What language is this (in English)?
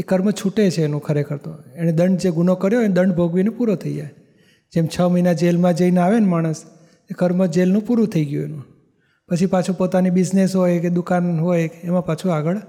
Gujarati